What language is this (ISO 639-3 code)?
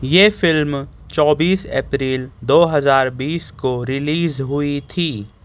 urd